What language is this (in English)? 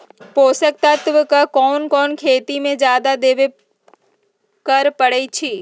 Magahi